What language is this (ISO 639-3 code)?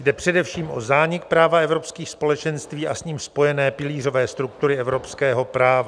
ces